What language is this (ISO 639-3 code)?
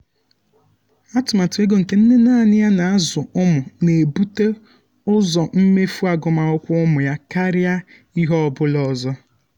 ibo